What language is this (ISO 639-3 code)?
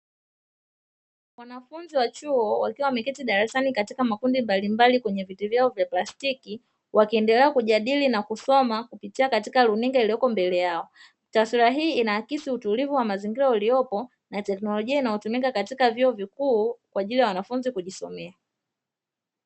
swa